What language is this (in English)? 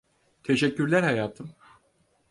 Turkish